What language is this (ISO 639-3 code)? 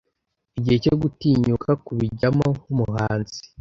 kin